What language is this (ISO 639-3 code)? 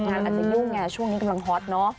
tha